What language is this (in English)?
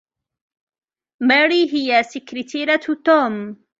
Arabic